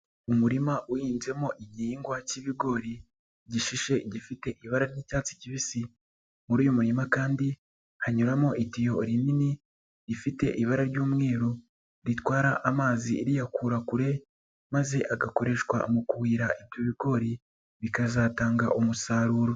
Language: Kinyarwanda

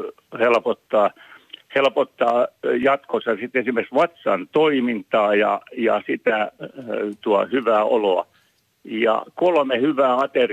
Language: Finnish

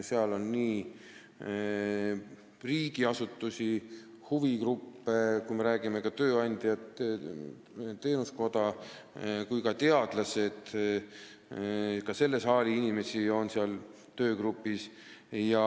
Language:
Estonian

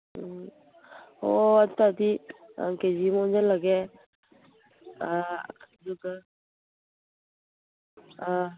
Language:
Manipuri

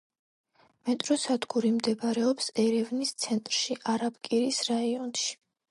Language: Georgian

